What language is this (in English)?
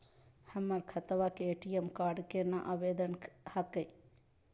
Magahi